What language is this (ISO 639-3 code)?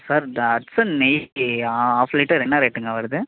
tam